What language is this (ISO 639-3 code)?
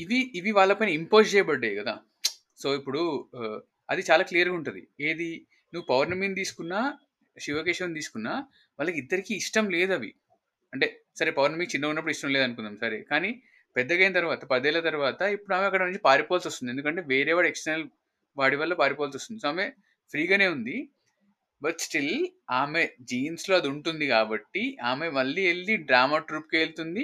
tel